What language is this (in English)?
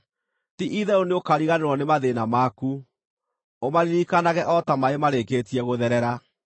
Kikuyu